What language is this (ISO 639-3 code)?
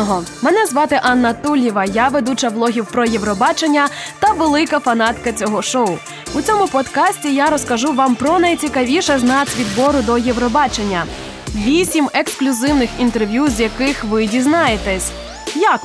ukr